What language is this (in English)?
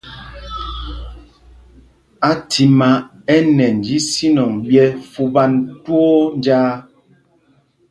Mpumpong